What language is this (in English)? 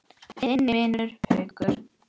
Icelandic